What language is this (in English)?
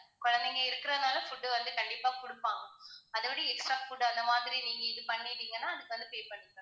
Tamil